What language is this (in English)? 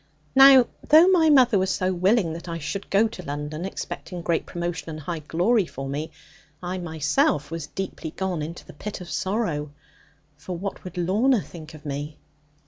English